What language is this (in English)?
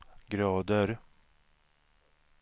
Swedish